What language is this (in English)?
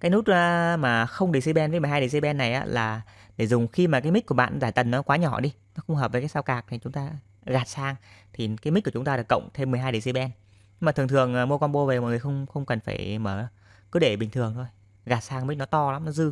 Vietnamese